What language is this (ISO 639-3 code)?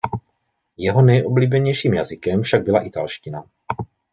ces